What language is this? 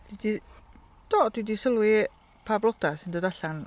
Welsh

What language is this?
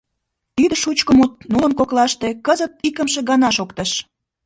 Mari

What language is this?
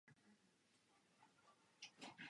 Czech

